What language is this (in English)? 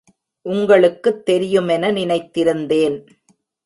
Tamil